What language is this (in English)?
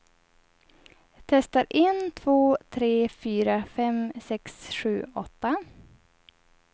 Swedish